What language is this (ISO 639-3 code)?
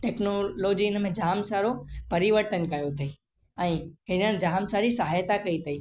snd